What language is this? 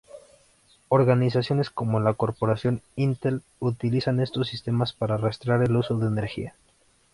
Spanish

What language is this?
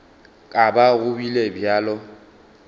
Northern Sotho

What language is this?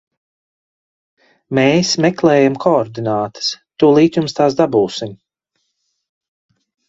Latvian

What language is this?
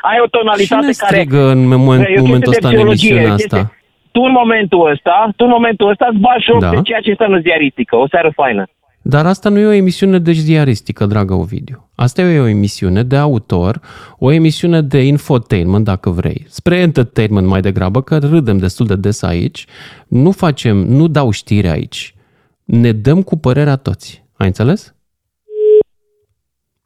Romanian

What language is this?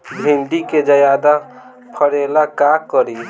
Bhojpuri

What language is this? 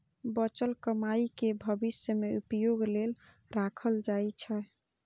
Maithili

